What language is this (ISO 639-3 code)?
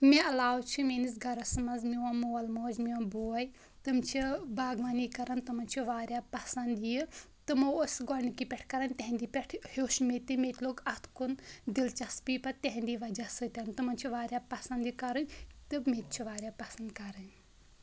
kas